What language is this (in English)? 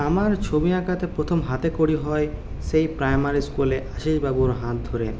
Bangla